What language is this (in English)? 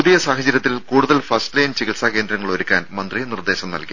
Malayalam